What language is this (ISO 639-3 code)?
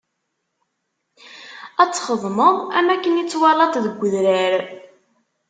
kab